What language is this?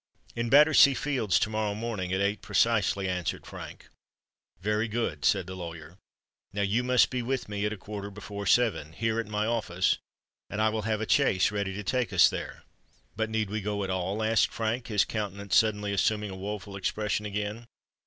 English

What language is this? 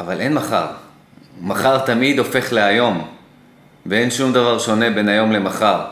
Hebrew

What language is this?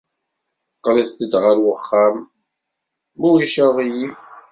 Kabyle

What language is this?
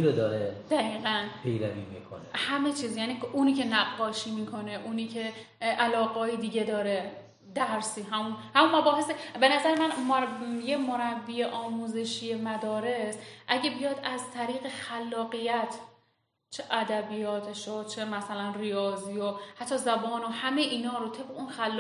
Persian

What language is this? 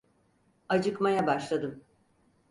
Turkish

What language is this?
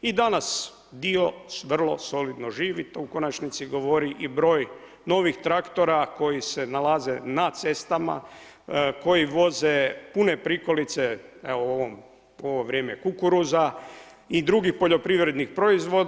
Croatian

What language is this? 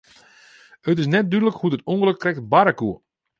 Western Frisian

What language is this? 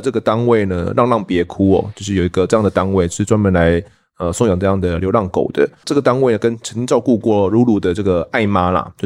Chinese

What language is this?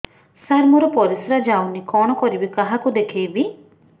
Odia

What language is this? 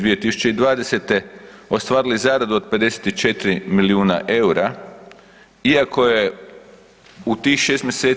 Croatian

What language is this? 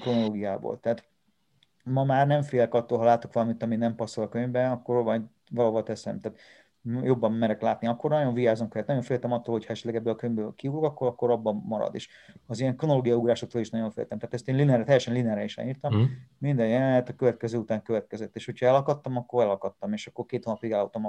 Hungarian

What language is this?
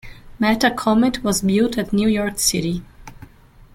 English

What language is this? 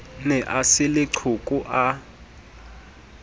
Southern Sotho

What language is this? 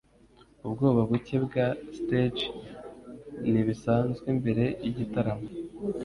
Kinyarwanda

